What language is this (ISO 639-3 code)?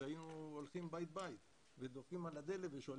heb